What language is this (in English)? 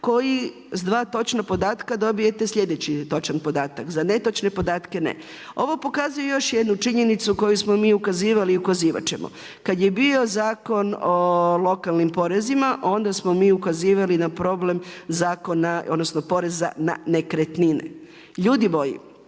Croatian